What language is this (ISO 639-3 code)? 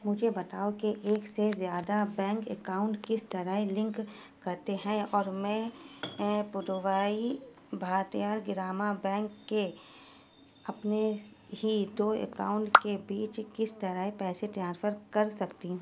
urd